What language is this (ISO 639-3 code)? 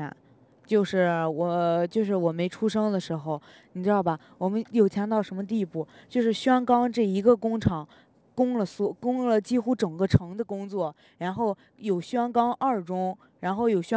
zho